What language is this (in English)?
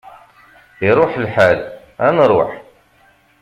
Kabyle